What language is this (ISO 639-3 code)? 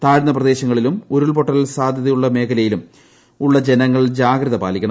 mal